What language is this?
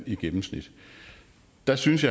Danish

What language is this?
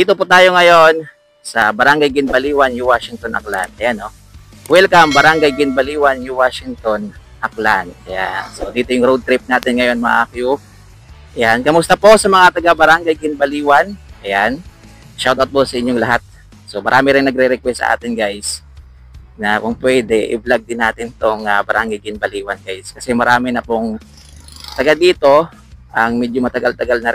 Filipino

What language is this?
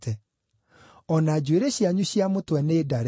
Kikuyu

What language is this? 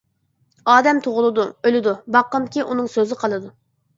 Uyghur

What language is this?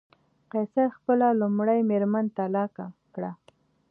Pashto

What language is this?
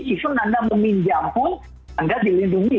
Indonesian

